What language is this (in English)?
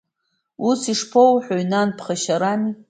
Abkhazian